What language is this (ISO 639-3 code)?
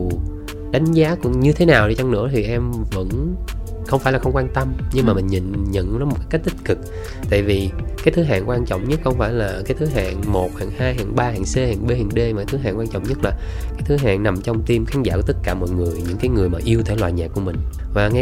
vie